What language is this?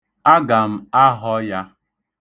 Igbo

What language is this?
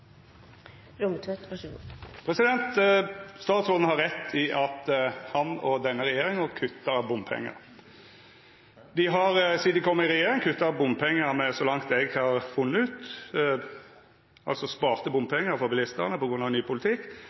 Norwegian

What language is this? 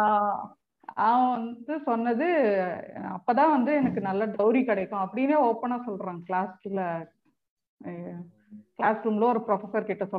Tamil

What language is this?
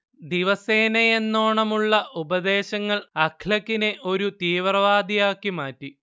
Malayalam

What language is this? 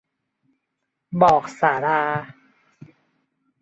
Thai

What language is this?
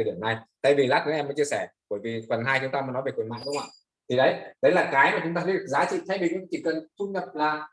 Vietnamese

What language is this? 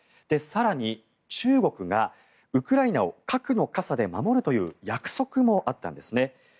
Japanese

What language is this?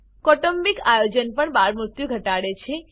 Gujarati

